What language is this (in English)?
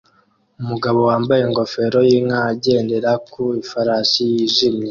Kinyarwanda